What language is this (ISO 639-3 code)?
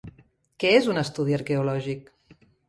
cat